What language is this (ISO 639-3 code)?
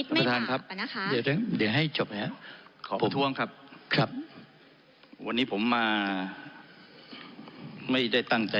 tha